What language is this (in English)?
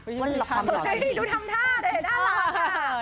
Thai